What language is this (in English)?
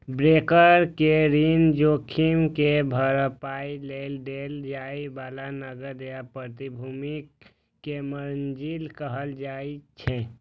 Maithili